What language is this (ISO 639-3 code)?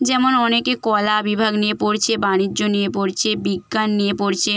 ben